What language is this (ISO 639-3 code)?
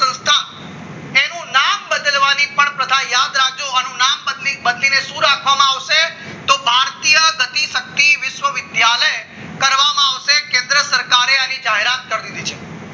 guj